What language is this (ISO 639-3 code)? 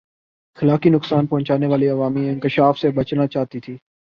urd